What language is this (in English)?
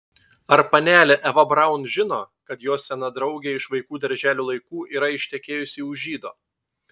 Lithuanian